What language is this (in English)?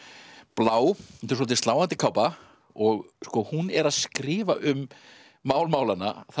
Icelandic